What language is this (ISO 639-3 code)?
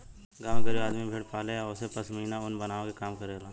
bho